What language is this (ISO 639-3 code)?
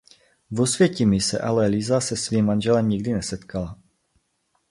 ces